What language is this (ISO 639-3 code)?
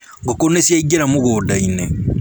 kik